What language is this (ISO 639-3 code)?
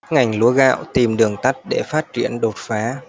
vie